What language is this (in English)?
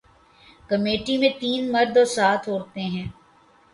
Urdu